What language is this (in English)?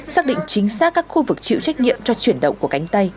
Vietnamese